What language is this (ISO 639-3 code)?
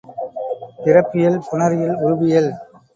tam